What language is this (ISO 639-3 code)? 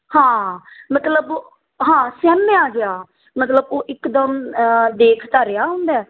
pan